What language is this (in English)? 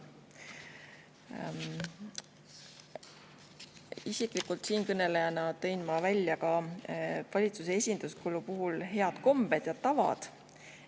Estonian